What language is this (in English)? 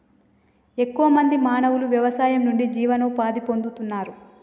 Telugu